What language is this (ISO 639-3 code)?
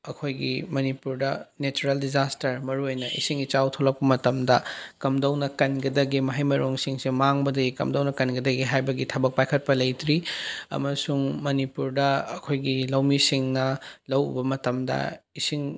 mni